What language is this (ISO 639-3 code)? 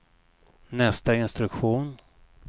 swe